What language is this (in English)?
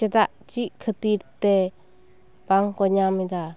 Santali